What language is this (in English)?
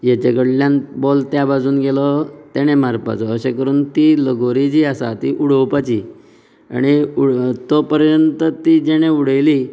Konkani